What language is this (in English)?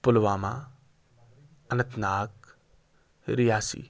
Urdu